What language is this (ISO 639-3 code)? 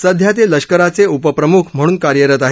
mar